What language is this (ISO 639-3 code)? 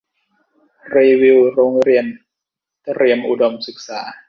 tha